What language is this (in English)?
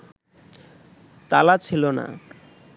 Bangla